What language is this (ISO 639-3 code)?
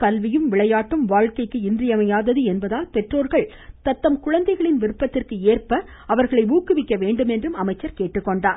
tam